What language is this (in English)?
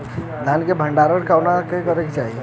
Bhojpuri